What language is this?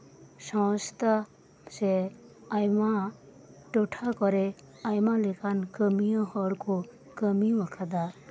Santali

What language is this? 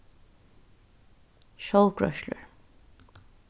Faroese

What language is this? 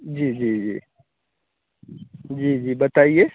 Hindi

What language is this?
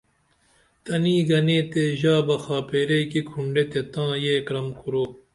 Dameli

